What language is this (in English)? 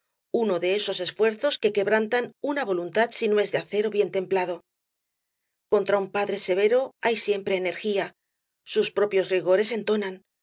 Spanish